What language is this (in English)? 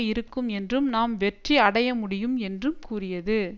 Tamil